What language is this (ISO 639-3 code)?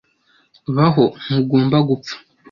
kin